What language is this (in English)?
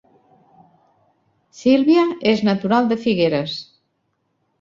Catalan